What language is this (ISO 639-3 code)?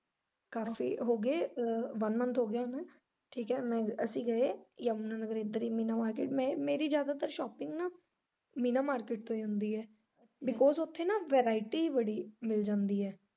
pan